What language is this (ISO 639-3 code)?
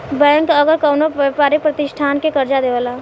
bho